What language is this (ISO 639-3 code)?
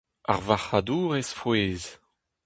bre